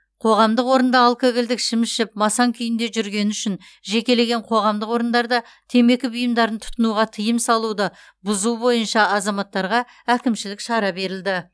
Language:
Kazakh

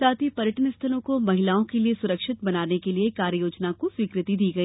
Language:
Hindi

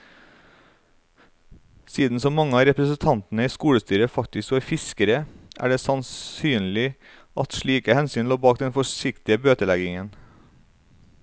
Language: Norwegian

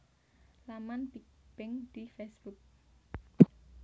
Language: Javanese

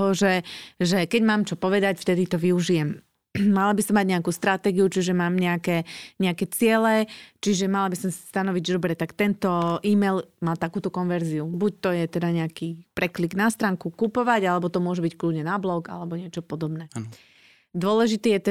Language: Slovak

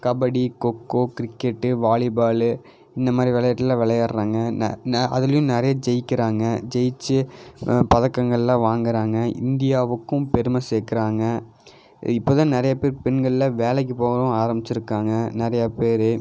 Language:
Tamil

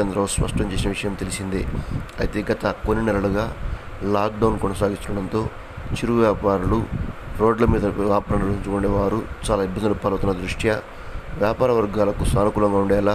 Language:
Telugu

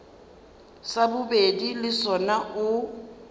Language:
Northern Sotho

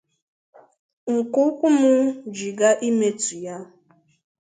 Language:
Igbo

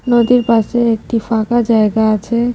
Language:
Bangla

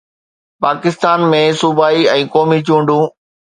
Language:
Sindhi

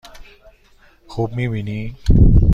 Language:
Persian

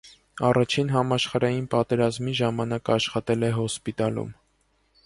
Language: Armenian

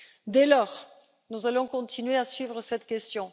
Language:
French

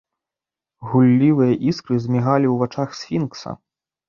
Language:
Belarusian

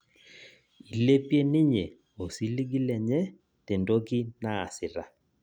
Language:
Masai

